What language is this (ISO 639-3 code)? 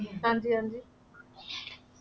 pan